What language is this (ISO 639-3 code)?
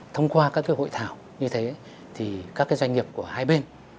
vie